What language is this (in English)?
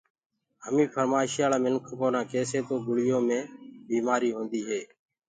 Gurgula